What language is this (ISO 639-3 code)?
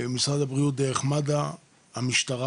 heb